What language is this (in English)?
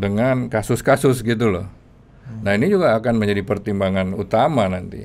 Indonesian